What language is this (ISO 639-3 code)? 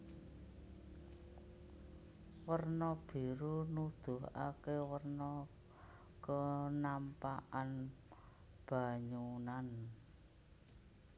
jav